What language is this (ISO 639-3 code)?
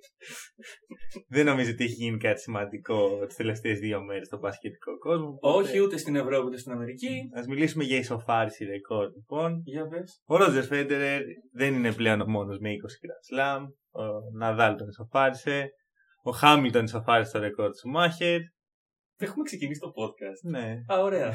ell